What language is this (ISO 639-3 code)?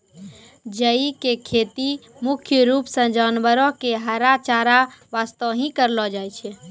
mai